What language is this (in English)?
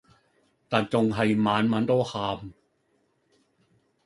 Cantonese